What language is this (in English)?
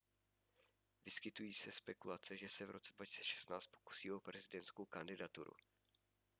Czech